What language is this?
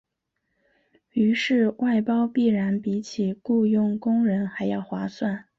Chinese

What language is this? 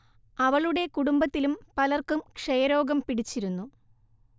Malayalam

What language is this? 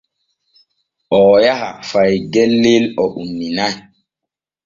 Borgu Fulfulde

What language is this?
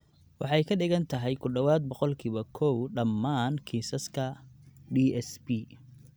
Somali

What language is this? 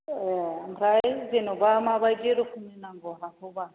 Bodo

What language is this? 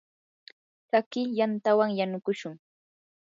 Yanahuanca Pasco Quechua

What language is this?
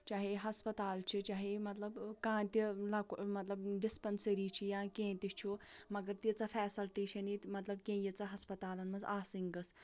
Kashmiri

